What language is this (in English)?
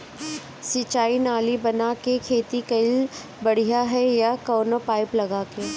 Bhojpuri